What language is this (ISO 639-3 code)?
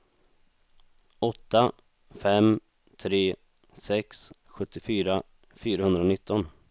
swe